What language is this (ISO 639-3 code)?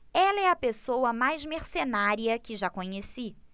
por